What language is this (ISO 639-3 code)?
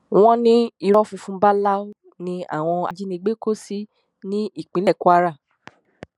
yor